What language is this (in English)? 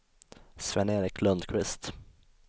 Swedish